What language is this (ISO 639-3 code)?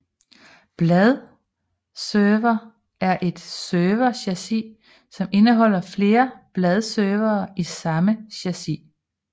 dan